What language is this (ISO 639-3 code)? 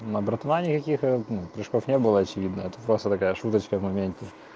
rus